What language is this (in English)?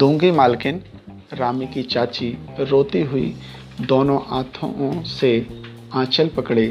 Hindi